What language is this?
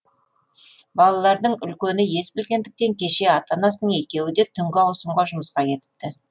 Kazakh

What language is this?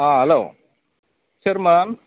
Bodo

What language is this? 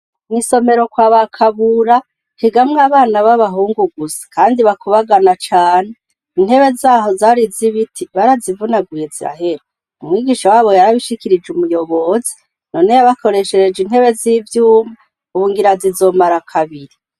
Rundi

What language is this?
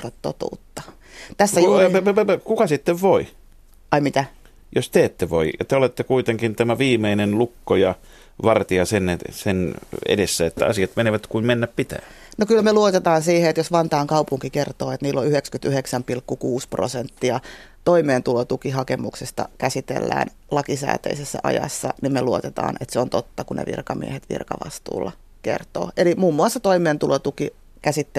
Finnish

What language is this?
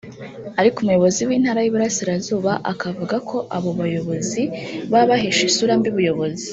Kinyarwanda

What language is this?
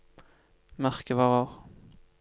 Norwegian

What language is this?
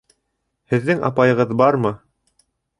Bashkir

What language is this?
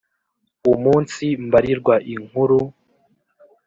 Kinyarwanda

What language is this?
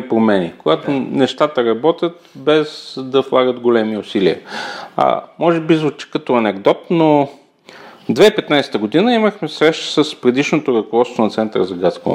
Bulgarian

